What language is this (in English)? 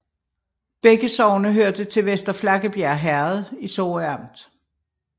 Danish